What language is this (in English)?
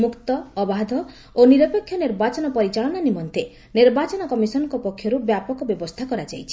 Odia